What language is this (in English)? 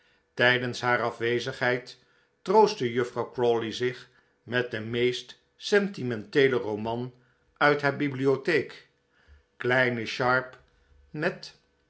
Dutch